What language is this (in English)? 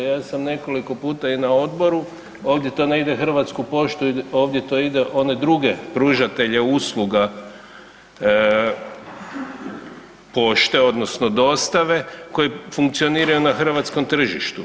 Croatian